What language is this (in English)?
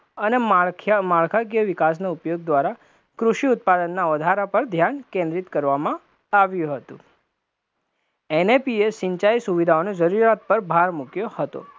Gujarati